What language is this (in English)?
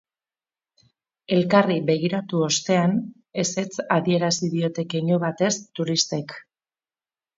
Basque